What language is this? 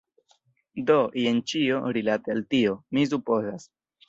Esperanto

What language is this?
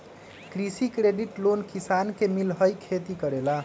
Magahi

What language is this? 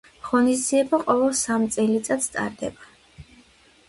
Georgian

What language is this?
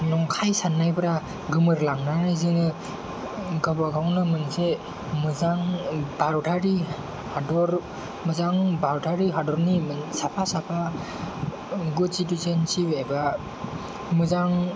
Bodo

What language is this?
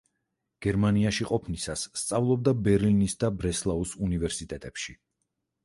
Georgian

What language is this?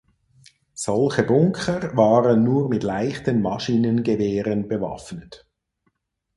German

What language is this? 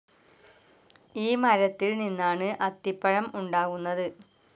Malayalam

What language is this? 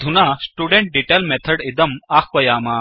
Sanskrit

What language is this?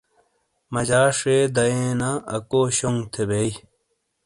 Shina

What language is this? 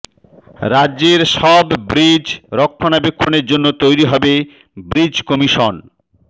Bangla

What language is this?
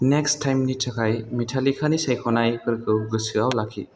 Bodo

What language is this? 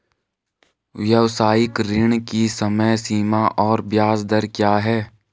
Hindi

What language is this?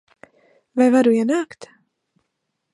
Latvian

